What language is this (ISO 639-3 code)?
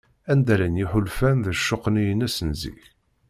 kab